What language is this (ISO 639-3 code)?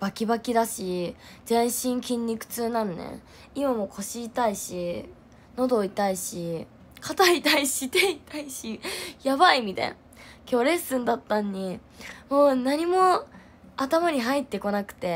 jpn